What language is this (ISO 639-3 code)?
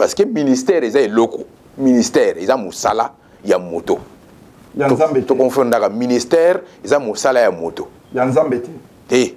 fra